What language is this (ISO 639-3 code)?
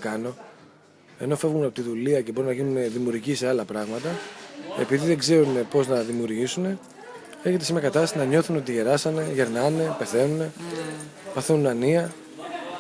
ell